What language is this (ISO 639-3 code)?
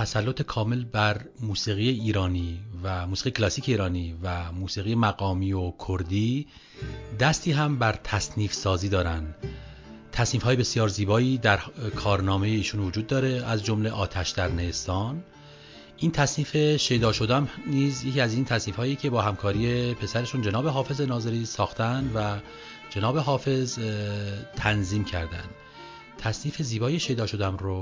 fas